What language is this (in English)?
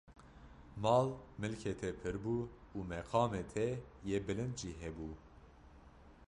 Kurdish